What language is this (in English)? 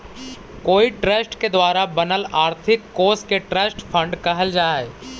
Magahi